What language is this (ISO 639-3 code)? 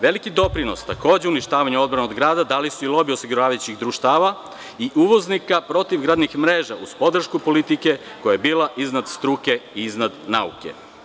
srp